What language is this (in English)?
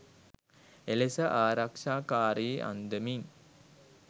Sinhala